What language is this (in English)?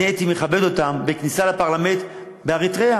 Hebrew